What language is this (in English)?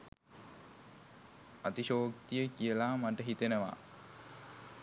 Sinhala